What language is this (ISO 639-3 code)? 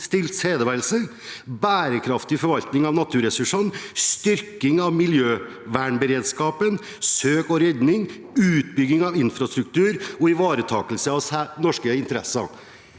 nor